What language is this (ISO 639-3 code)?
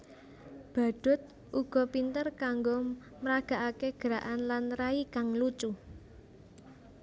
jav